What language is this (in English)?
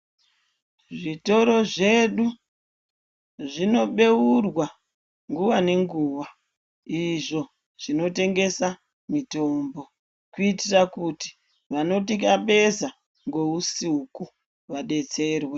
Ndau